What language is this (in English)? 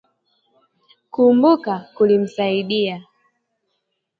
Swahili